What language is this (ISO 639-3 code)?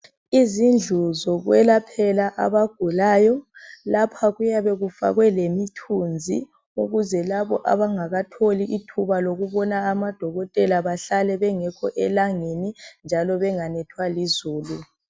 nde